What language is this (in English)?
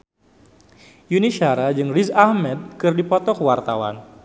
Sundanese